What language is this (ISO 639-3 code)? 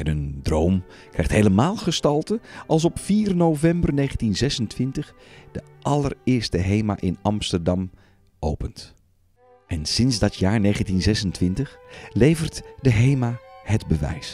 nld